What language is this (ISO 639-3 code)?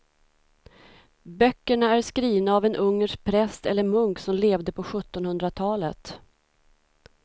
swe